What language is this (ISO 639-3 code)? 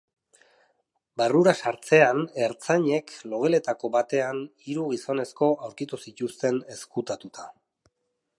eus